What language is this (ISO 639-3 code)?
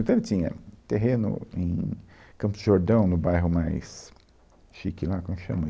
por